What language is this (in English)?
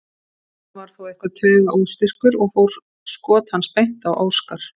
Icelandic